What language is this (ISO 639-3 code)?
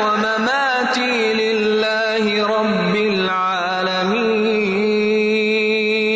urd